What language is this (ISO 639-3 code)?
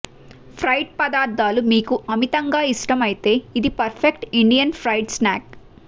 tel